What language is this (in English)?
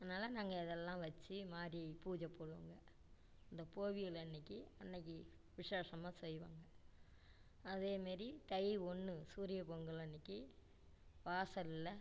Tamil